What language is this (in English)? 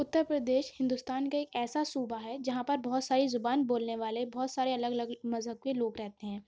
Urdu